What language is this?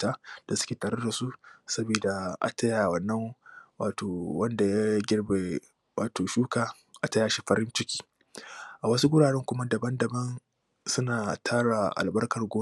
Hausa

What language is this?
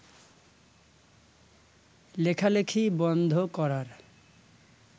Bangla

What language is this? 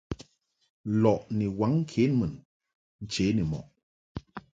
Mungaka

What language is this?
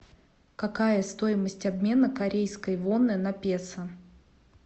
Russian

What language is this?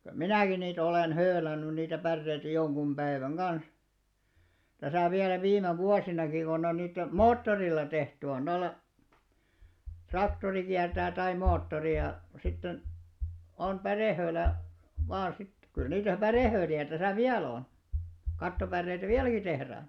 Finnish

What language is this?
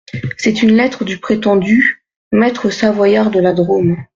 French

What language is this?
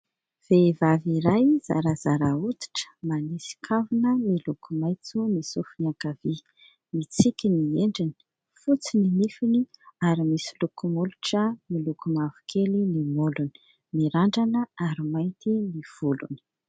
Malagasy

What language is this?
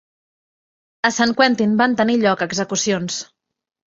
Catalan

